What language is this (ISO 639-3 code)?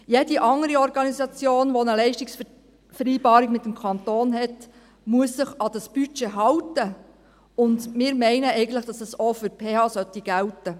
gsw